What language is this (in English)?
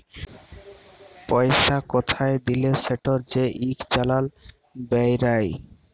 Bangla